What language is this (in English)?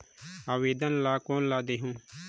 Chhattisgarhi